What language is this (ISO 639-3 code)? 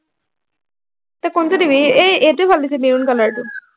asm